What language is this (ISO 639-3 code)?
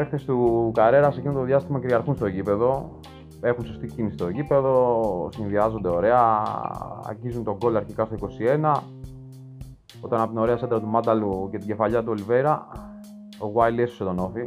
ell